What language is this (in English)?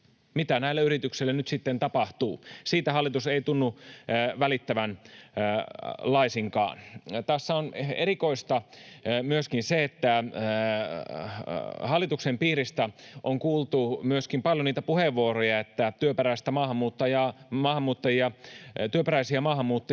Finnish